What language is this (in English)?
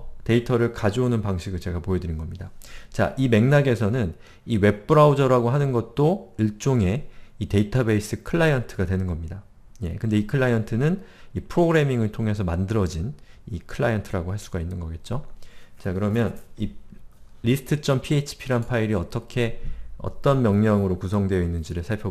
Korean